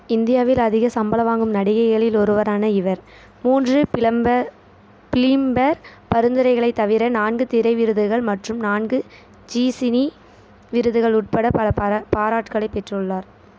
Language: Tamil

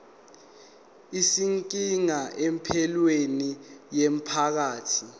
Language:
Zulu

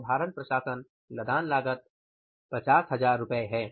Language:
Hindi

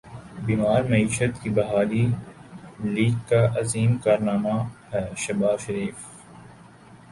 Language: Urdu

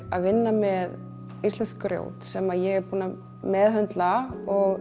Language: Icelandic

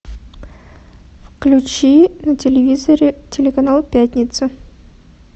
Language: Russian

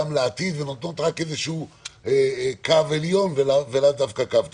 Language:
Hebrew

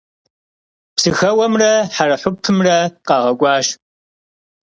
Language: Kabardian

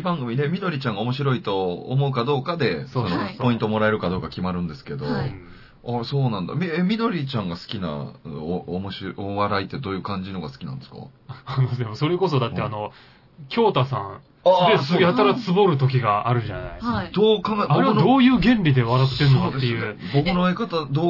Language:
Japanese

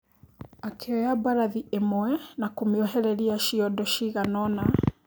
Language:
Kikuyu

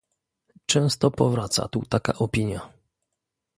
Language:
Polish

